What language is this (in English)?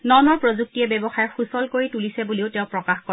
Assamese